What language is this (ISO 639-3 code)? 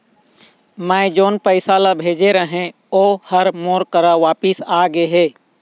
hne